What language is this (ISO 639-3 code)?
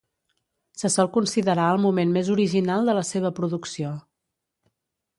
cat